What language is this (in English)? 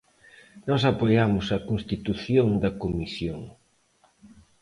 Galician